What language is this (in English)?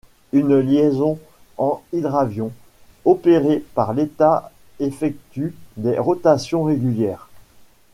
French